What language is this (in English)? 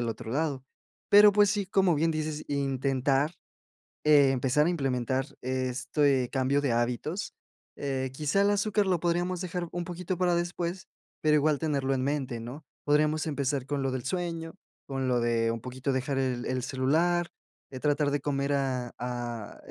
Spanish